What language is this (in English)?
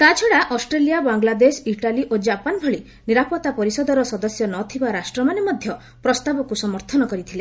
Odia